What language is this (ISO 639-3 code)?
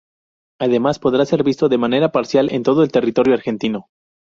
spa